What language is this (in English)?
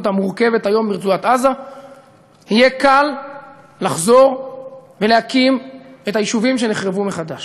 Hebrew